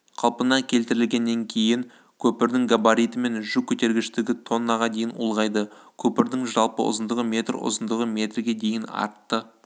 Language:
Kazakh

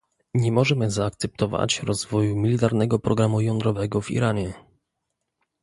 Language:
Polish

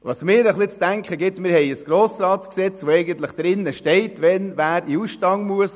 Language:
Swiss German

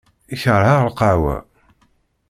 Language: Kabyle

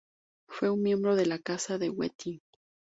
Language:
Spanish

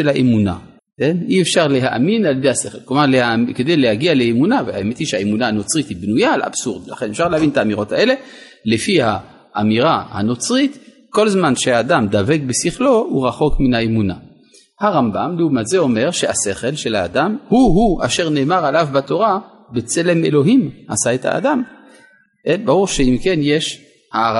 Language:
Hebrew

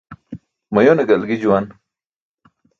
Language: Burushaski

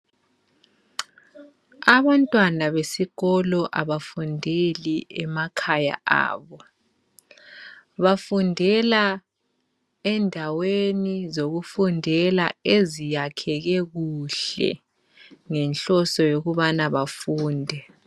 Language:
North Ndebele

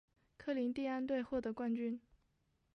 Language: Chinese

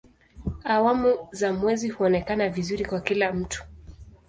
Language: Swahili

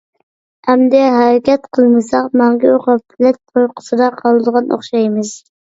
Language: Uyghur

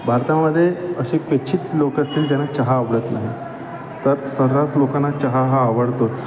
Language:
Marathi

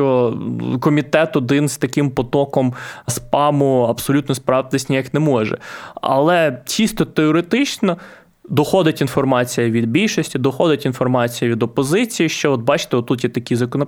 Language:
Ukrainian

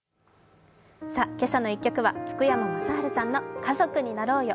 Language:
Japanese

